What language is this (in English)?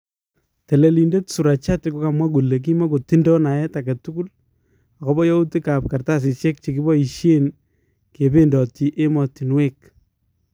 Kalenjin